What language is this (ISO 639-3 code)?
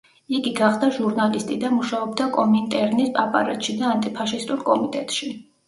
kat